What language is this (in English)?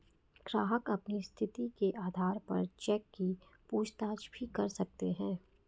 Hindi